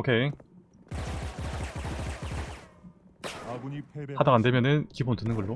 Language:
Korean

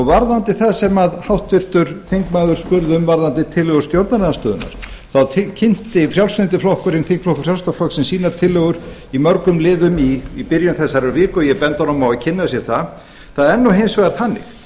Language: Icelandic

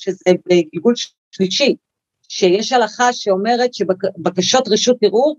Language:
Hebrew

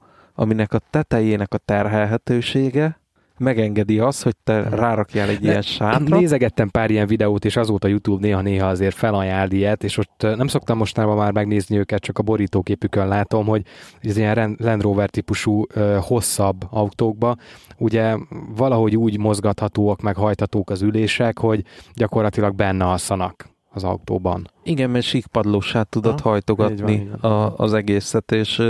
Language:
Hungarian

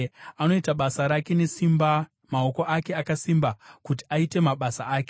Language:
Shona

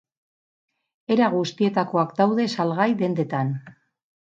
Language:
Basque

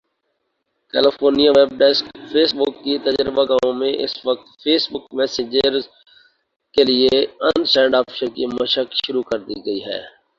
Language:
Urdu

